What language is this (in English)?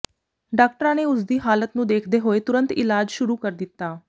Punjabi